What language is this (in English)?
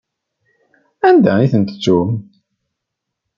Kabyle